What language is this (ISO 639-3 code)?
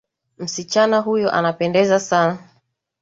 swa